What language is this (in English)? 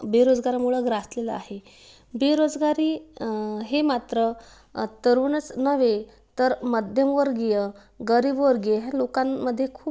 Marathi